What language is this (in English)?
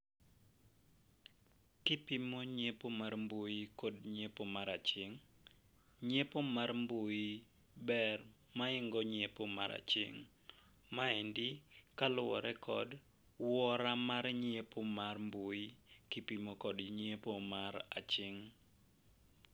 Luo (Kenya and Tanzania)